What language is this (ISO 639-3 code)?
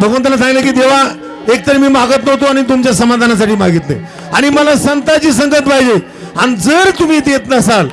mar